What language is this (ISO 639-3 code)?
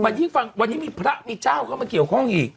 tha